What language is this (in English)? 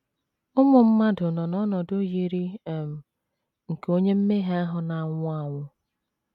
Igbo